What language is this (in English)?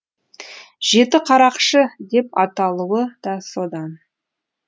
Kazakh